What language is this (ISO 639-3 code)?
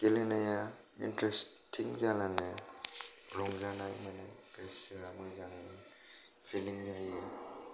brx